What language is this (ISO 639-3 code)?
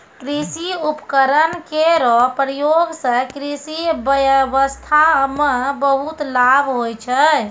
mai